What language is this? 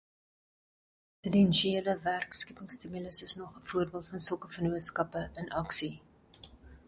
Afrikaans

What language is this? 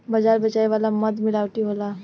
Bhojpuri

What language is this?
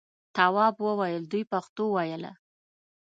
Pashto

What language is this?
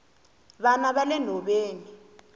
Tsonga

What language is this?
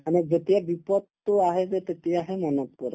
Assamese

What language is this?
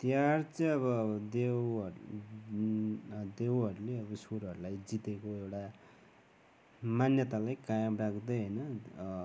Nepali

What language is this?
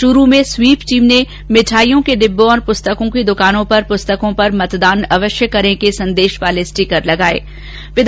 Hindi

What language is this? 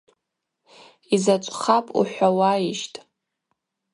Abaza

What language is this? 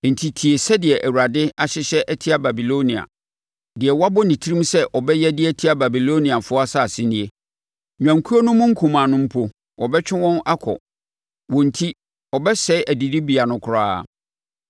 Akan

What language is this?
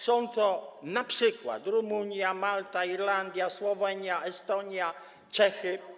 Polish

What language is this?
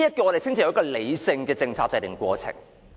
Cantonese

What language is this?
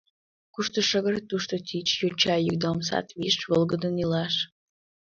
Mari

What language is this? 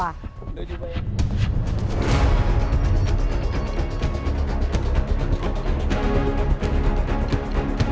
Indonesian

